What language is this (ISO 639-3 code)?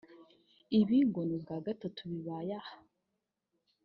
kin